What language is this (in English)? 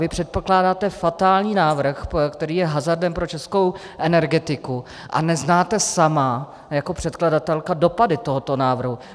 Czech